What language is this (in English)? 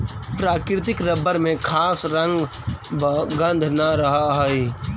Magahi